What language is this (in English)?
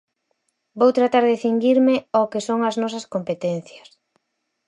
Galician